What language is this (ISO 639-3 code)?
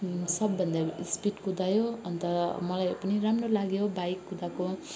nep